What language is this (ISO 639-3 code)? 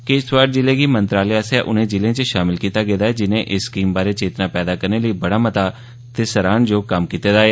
doi